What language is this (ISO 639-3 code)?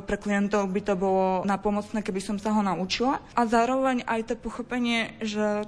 slk